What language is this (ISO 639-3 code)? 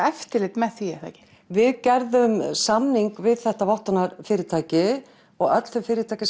isl